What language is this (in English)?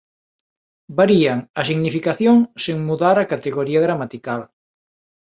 Galician